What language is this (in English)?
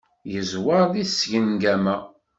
Kabyle